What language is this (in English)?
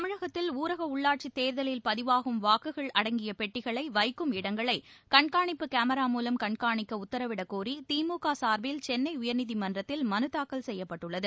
Tamil